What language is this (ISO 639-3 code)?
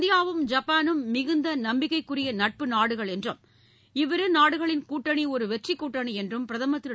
tam